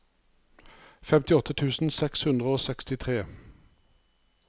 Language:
Norwegian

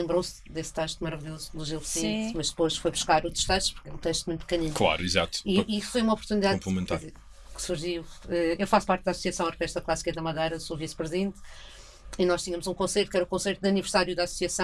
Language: Portuguese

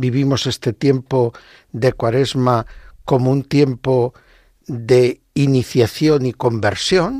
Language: Spanish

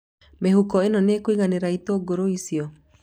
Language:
Kikuyu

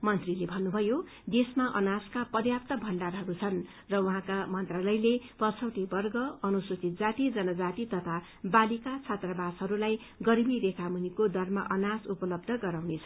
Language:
Nepali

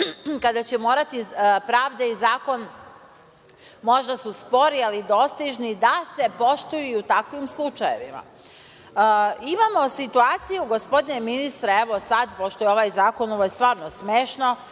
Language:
Serbian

